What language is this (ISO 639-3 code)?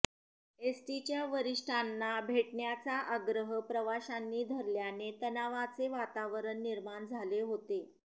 mar